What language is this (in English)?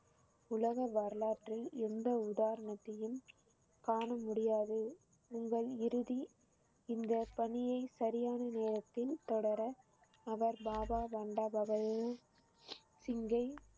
Tamil